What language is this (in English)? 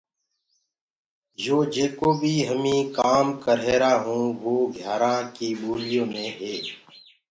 Gurgula